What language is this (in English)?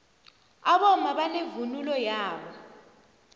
South Ndebele